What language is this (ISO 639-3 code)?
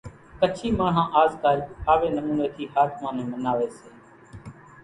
gjk